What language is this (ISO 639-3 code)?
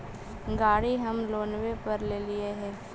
mag